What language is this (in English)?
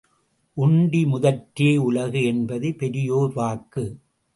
Tamil